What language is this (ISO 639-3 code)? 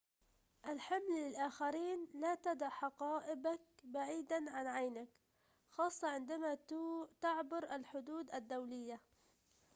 ara